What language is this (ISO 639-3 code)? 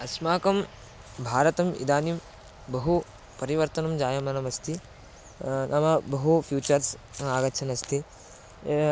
san